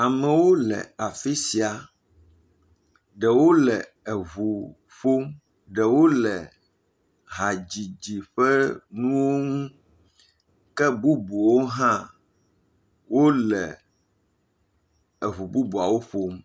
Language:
Ewe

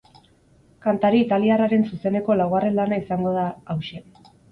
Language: Basque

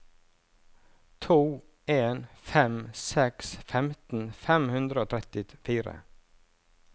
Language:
Norwegian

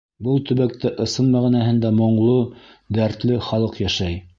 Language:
Bashkir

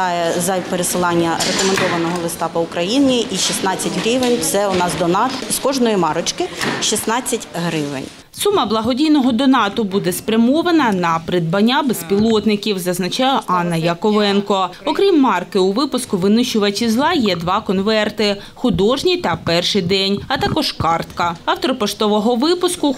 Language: Ukrainian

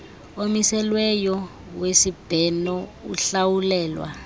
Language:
Xhosa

